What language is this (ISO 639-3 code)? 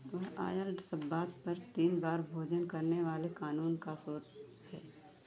hin